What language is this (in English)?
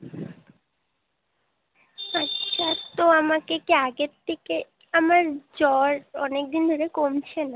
Bangla